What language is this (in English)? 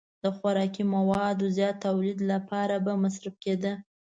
Pashto